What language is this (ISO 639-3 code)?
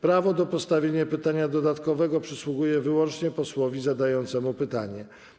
pol